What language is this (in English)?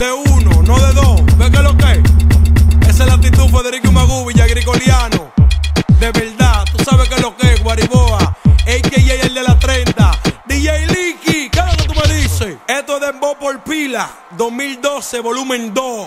Italian